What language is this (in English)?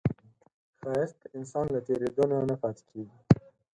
Pashto